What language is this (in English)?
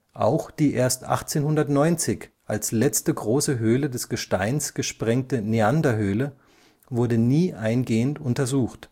German